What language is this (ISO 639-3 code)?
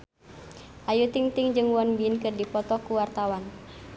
sun